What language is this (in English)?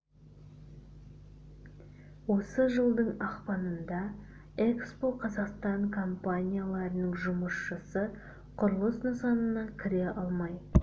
Kazakh